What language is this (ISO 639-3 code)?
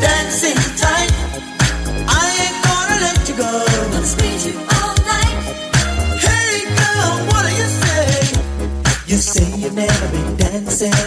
slk